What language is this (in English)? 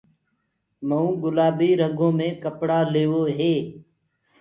Gurgula